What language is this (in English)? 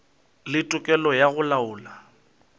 Northern Sotho